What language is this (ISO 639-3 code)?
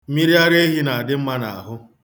ibo